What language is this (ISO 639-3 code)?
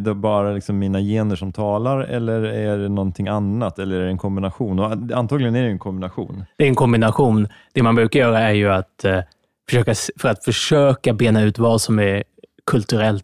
swe